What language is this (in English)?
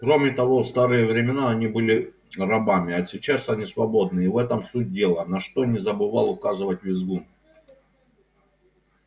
Russian